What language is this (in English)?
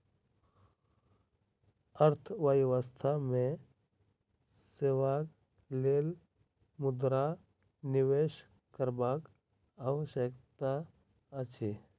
Maithili